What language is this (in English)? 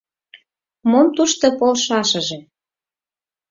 Mari